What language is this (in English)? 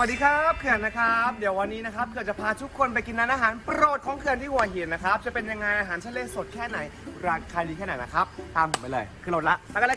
Thai